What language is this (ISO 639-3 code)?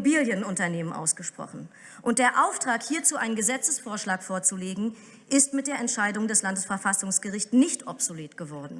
deu